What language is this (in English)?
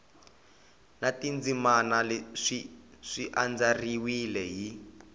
Tsonga